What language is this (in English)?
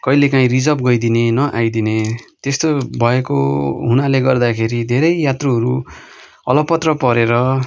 Nepali